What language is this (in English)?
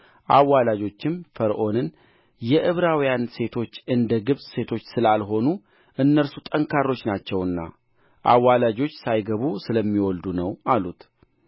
Amharic